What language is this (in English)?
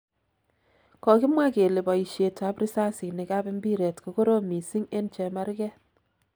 Kalenjin